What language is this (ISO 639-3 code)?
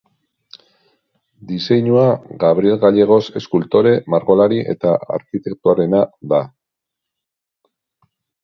eus